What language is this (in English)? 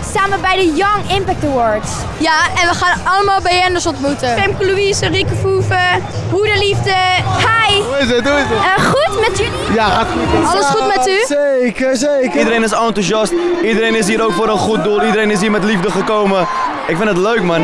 Dutch